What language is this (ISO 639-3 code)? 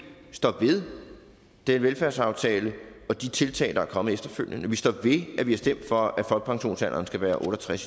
dan